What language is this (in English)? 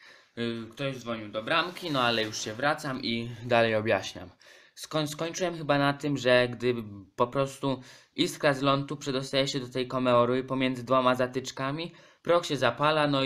Polish